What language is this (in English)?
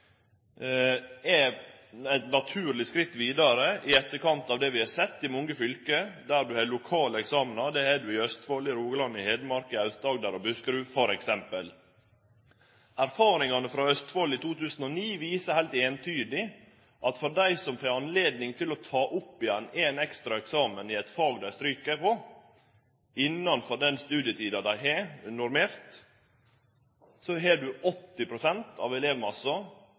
Norwegian Nynorsk